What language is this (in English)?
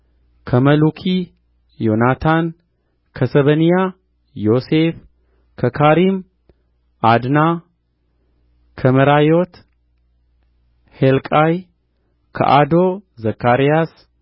Amharic